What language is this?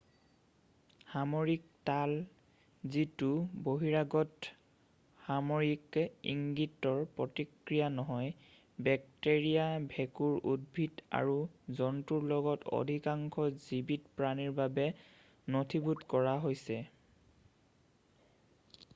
Assamese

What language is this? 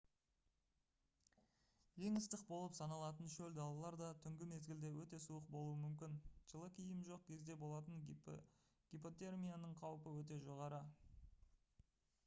Kazakh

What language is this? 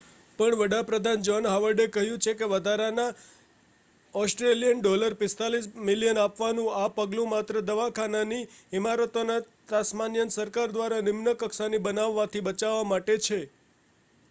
Gujarati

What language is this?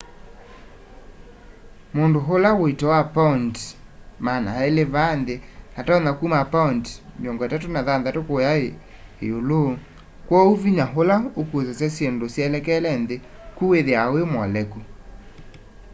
Kamba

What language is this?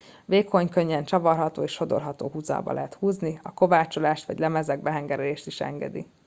Hungarian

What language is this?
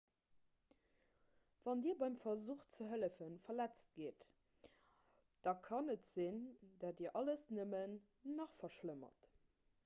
Luxembourgish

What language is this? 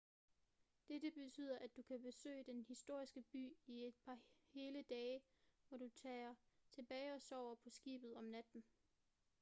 Danish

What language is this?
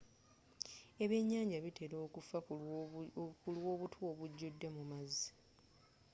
Ganda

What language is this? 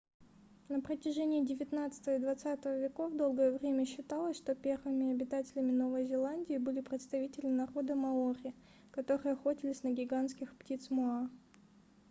Russian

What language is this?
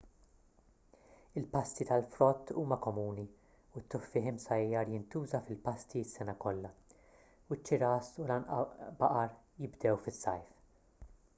Maltese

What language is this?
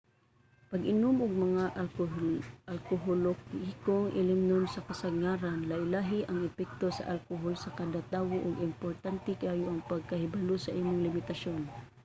Cebuano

